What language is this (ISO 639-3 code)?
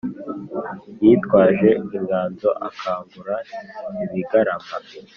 kin